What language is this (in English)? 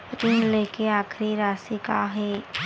Chhattisgarhi